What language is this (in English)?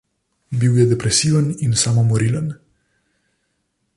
Slovenian